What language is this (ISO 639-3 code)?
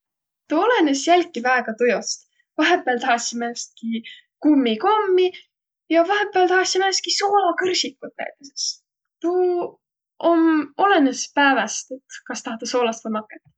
vro